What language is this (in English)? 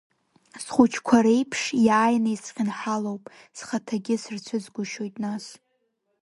Abkhazian